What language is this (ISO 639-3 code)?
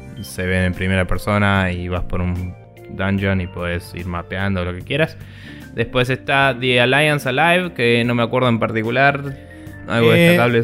spa